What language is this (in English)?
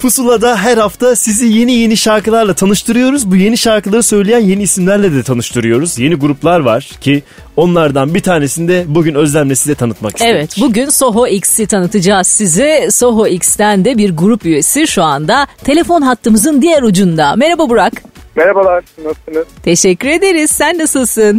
Turkish